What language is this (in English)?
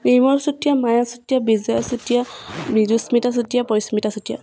Assamese